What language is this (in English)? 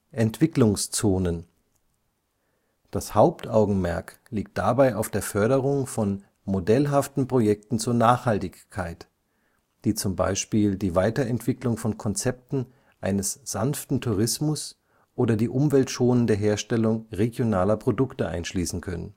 German